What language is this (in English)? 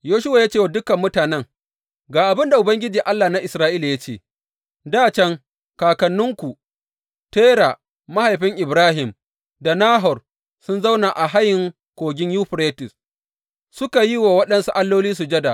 Hausa